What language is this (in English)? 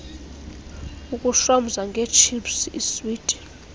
Xhosa